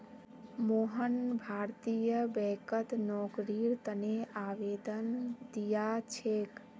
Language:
Magahi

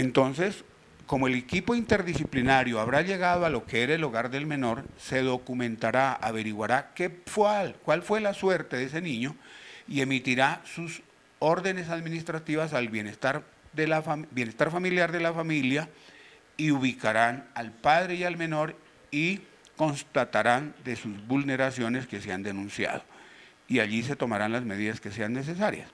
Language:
Spanish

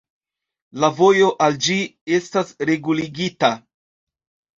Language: Esperanto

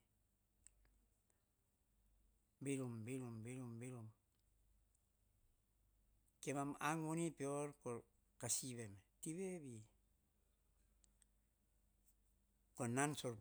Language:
Hahon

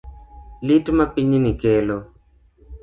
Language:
Luo (Kenya and Tanzania)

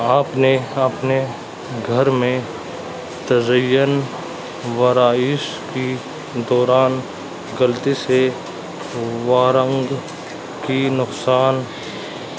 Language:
Urdu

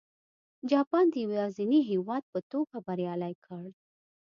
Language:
Pashto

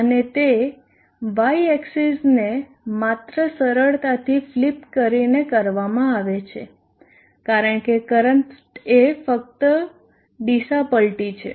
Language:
Gujarati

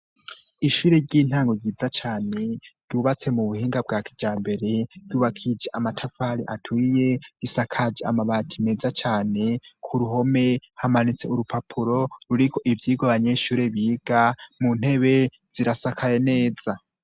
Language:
Rundi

